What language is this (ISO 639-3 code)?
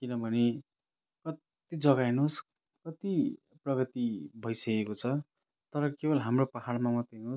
nep